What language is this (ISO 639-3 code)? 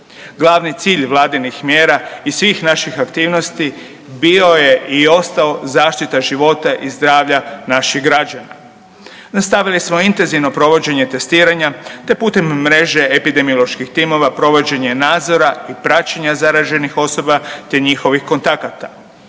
hrv